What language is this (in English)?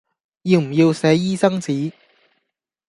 Cantonese